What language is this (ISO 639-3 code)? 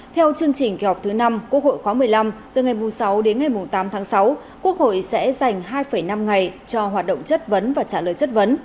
vie